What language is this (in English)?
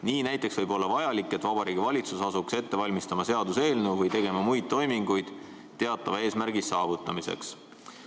Estonian